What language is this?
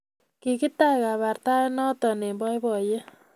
Kalenjin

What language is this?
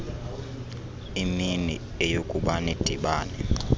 Xhosa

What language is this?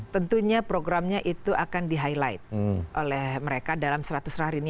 Indonesian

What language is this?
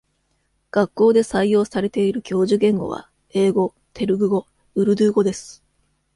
Japanese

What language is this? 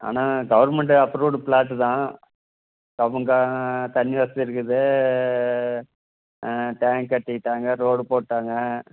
Tamil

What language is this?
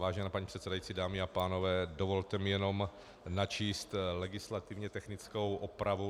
Czech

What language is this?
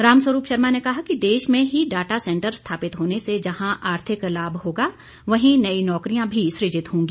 Hindi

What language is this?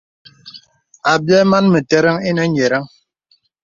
Bebele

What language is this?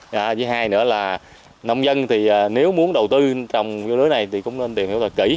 Vietnamese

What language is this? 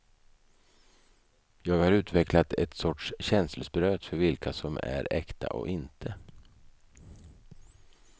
Swedish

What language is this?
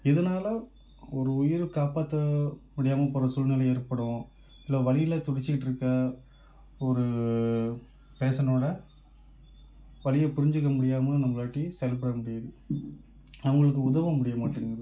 Tamil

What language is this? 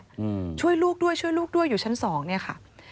Thai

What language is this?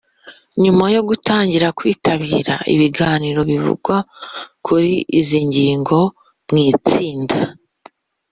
Kinyarwanda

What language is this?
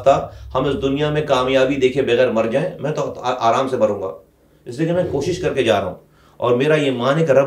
Urdu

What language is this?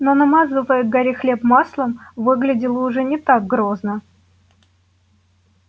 Russian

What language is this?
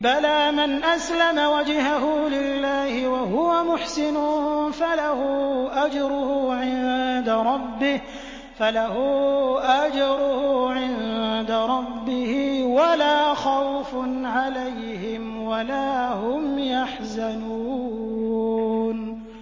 Arabic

